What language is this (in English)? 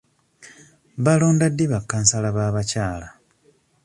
Ganda